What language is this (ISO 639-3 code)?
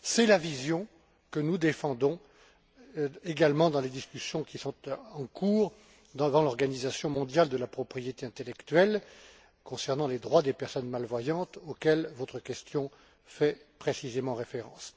fra